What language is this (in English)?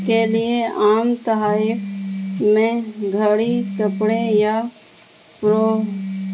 Urdu